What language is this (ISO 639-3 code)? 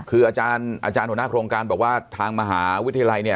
tha